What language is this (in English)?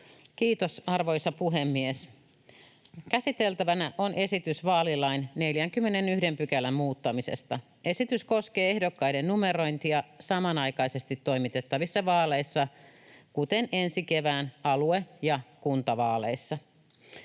Finnish